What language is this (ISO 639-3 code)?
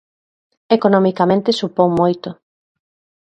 glg